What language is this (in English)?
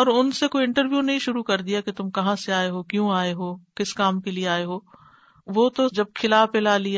Urdu